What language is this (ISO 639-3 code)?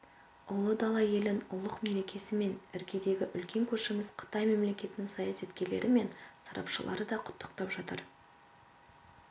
kaz